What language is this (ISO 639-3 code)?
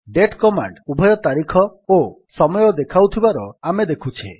ori